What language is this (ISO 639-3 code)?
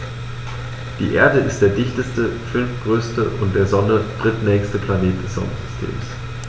deu